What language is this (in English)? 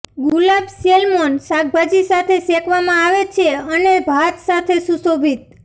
Gujarati